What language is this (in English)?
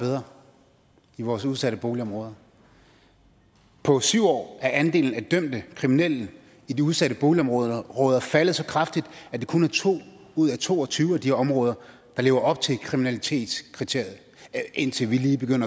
Danish